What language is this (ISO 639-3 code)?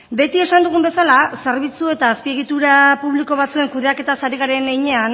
eus